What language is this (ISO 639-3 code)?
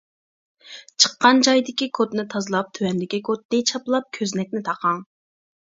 uig